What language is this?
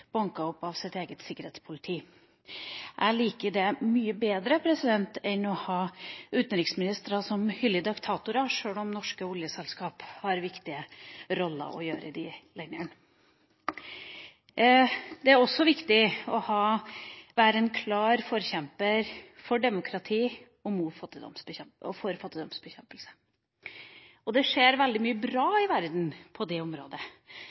Norwegian Bokmål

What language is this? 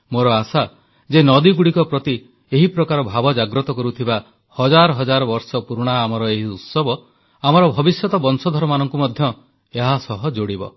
Odia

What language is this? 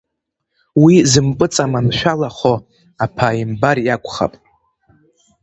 Abkhazian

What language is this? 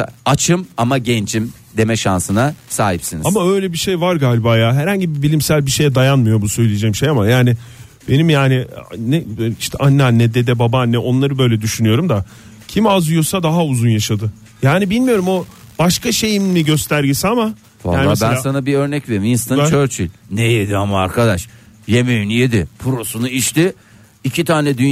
Turkish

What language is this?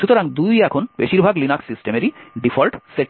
Bangla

